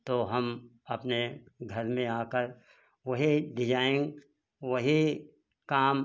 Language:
Hindi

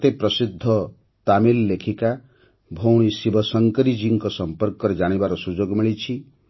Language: Odia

